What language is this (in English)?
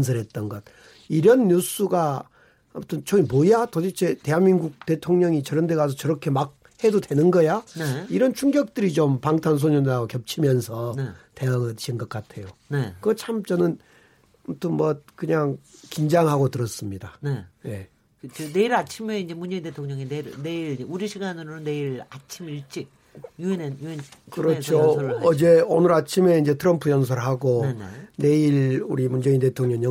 Korean